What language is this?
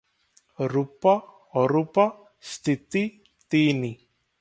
Odia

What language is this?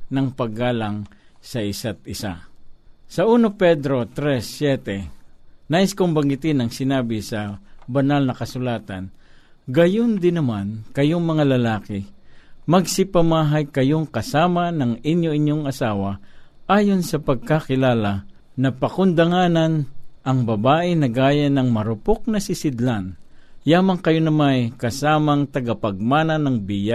Filipino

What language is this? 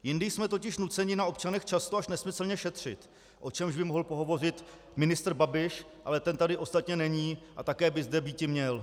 Czech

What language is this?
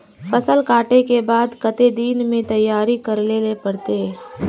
Magahi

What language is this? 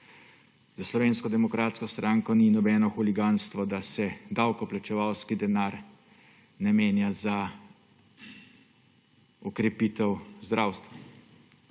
Slovenian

